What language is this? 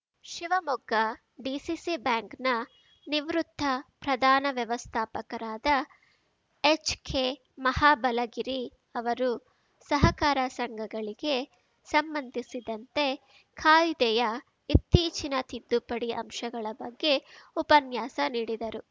Kannada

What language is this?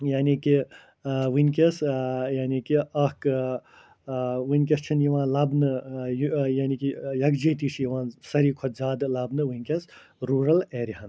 Kashmiri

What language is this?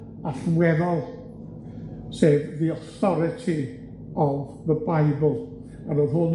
Welsh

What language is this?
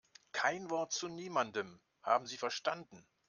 German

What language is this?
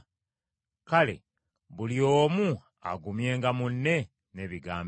Ganda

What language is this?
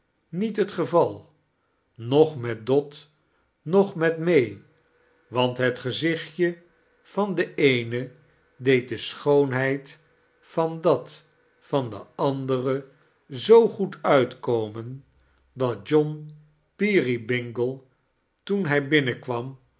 Dutch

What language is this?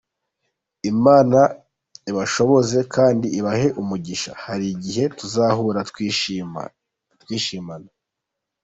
Kinyarwanda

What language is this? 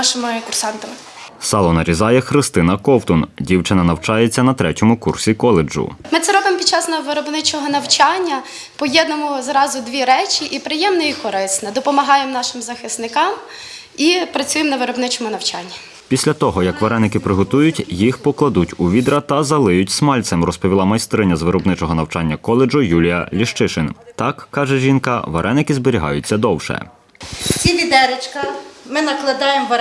Ukrainian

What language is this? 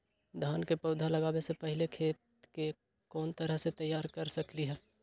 Magahi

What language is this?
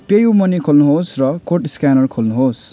Nepali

